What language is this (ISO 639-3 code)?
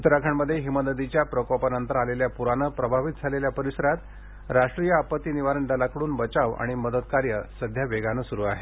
mar